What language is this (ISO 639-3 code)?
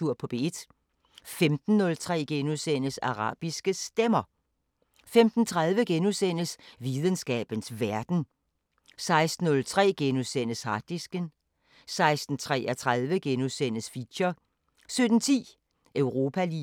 dan